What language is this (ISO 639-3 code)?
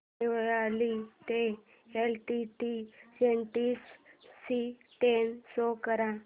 mar